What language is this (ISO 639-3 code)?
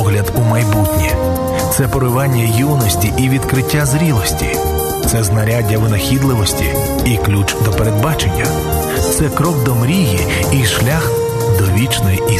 ukr